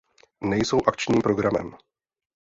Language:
Czech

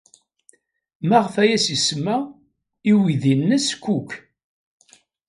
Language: Kabyle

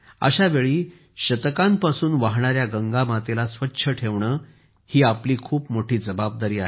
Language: Marathi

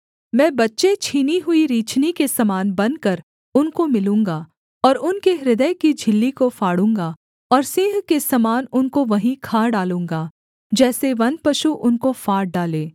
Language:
Hindi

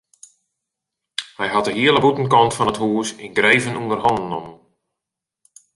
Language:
Western Frisian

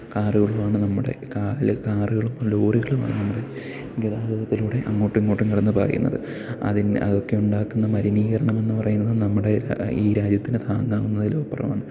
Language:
Malayalam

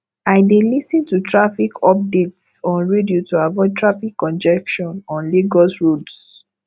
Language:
Nigerian Pidgin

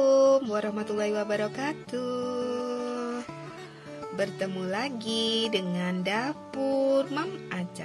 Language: Indonesian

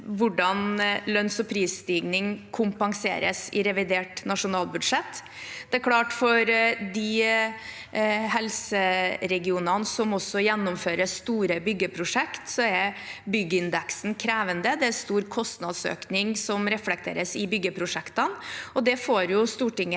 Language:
Norwegian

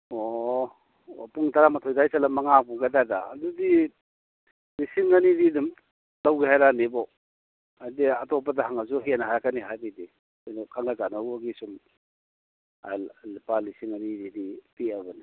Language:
Manipuri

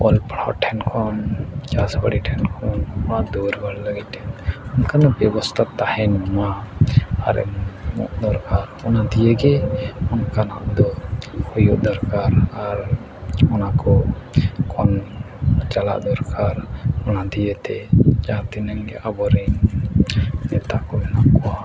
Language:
Santali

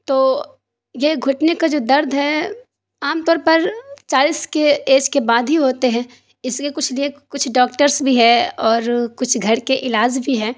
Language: Urdu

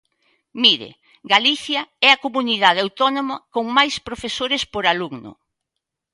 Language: Galician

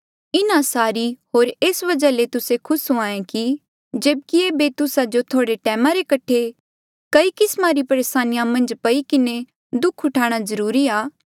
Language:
Mandeali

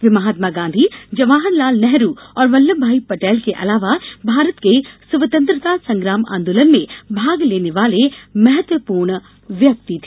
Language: Hindi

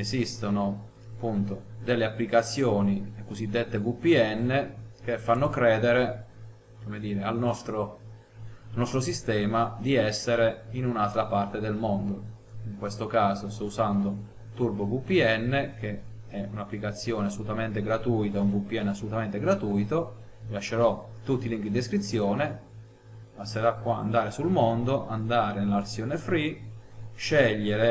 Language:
Italian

